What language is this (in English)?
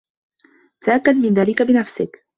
Arabic